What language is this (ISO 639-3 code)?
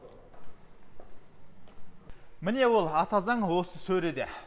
kaz